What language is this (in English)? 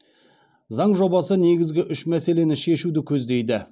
Kazakh